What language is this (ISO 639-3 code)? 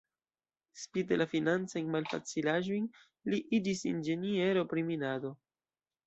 epo